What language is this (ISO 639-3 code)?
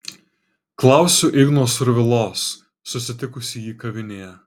lit